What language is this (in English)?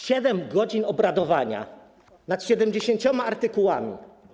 Polish